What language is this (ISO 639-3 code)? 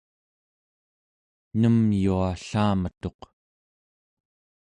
esu